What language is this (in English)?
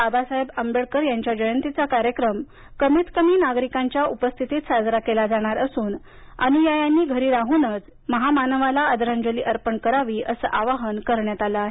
Marathi